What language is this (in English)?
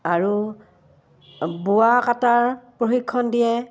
Assamese